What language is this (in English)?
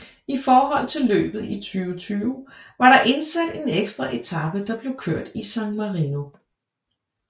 Danish